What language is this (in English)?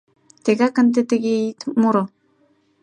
Mari